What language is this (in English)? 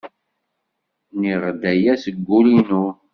Kabyle